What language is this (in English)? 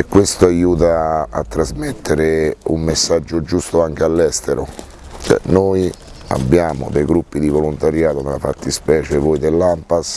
Italian